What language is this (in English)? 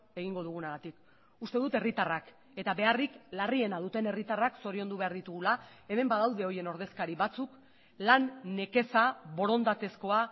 Basque